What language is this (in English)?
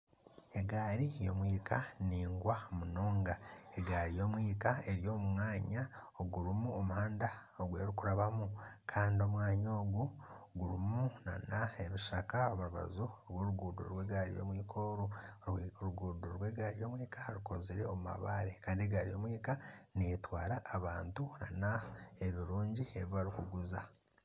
Nyankole